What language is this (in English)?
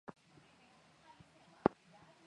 Swahili